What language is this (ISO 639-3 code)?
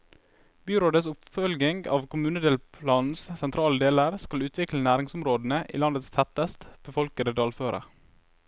nor